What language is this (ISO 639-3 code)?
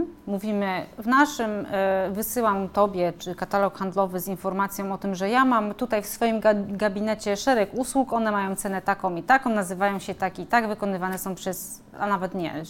pol